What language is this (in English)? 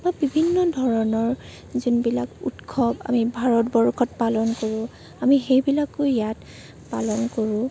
Assamese